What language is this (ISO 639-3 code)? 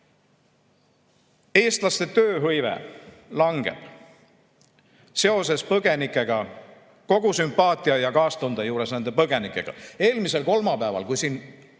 est